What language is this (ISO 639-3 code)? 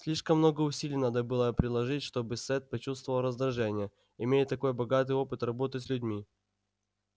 rus